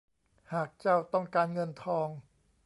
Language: Thai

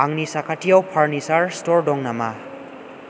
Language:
Bodo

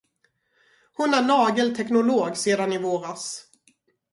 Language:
Swedish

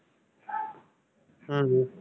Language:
Tamil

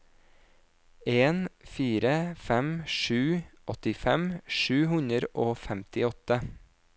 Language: Norwegian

